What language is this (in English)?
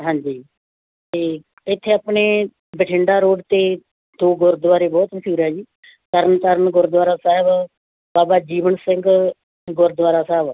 Punjabi